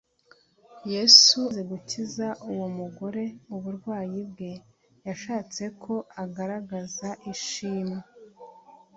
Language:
Kinyarwanda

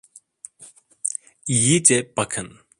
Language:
Turkish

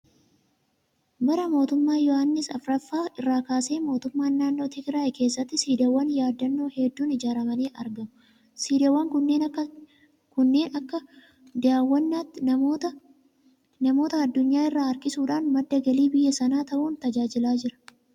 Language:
Oromo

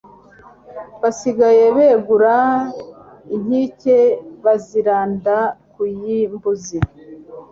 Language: Kinyarwanda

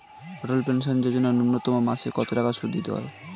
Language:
Bangla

